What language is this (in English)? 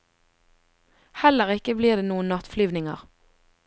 Norwegian